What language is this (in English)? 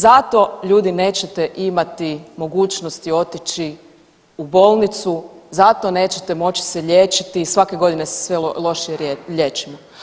Croatian